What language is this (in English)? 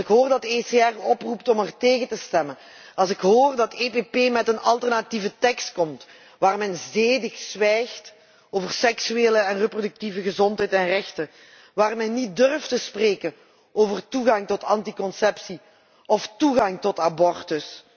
Dutch